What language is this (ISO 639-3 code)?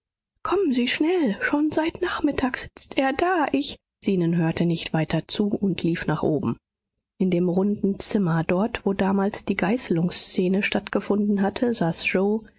deu